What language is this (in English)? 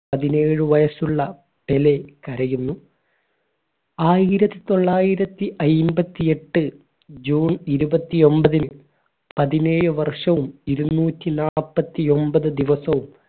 Malayalam